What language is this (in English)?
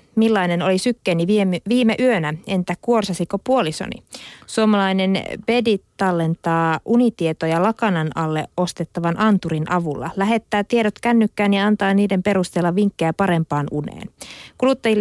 Finnish